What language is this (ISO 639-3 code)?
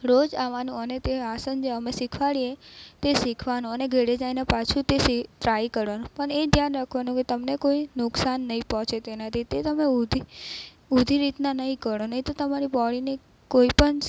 guj